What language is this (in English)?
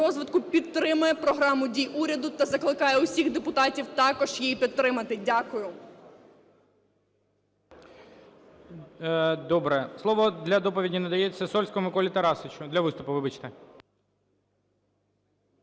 Ukrainian